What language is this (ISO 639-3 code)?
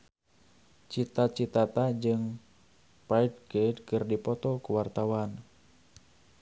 sun